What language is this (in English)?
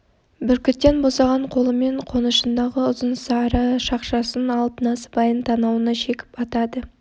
Kazakh